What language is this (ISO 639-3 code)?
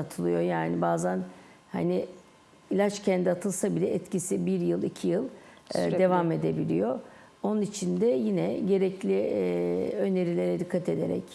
tur